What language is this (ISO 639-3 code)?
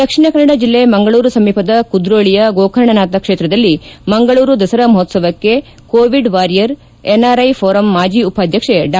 kan